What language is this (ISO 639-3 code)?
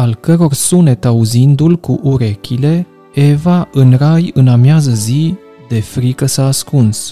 ron